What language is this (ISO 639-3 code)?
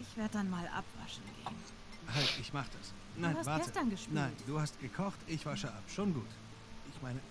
deu